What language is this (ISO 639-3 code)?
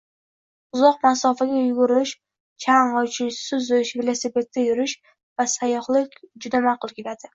uzb